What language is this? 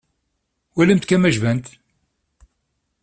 Kabyle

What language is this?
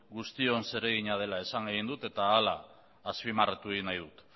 Basque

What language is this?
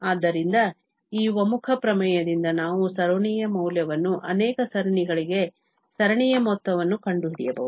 Kannada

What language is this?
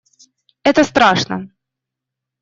Russian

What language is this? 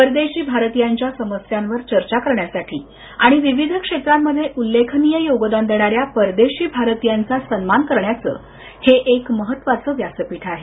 Marathi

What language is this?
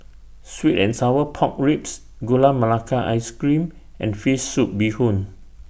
English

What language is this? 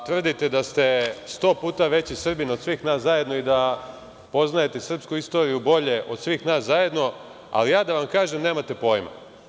Serbian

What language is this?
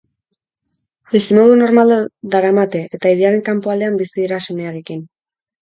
Basque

